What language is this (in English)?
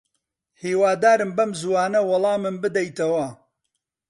Central Kurdish